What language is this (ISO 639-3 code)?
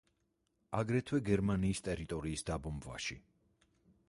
kat